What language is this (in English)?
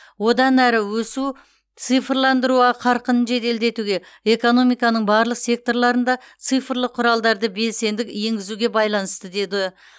Kazakh